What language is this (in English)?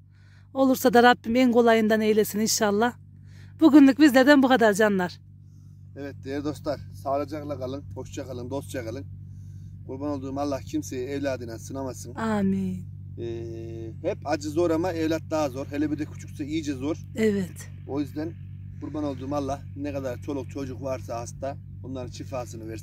Turkish